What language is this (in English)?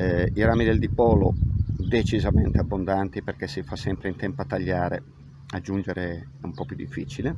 Italian